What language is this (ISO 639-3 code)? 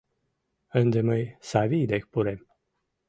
chm